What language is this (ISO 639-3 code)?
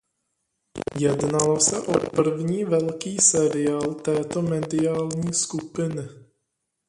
ces